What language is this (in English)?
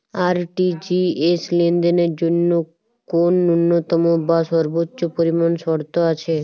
Bangla